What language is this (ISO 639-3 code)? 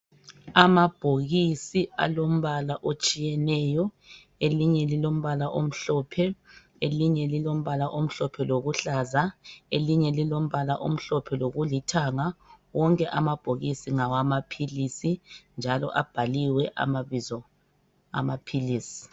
nde